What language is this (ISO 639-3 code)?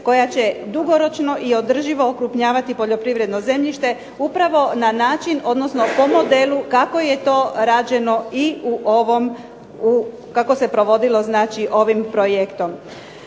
hrv